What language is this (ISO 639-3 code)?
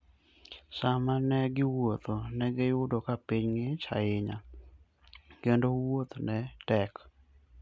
luo